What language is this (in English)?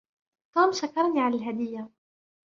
Arabic